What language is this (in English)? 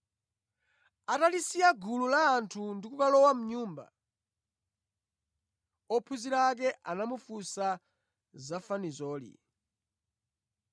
Nyanja